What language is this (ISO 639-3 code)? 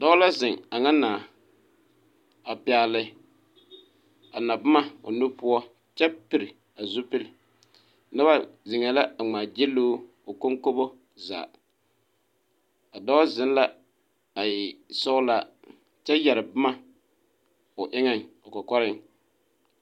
dga